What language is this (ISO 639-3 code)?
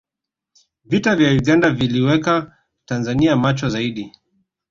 swa